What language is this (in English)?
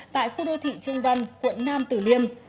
Vietnamese